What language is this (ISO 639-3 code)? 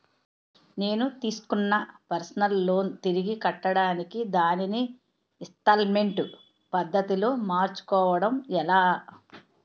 tel